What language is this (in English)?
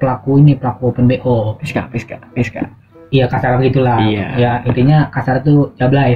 Indonesian